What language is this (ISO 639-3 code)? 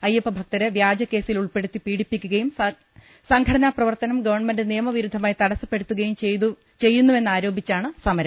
mal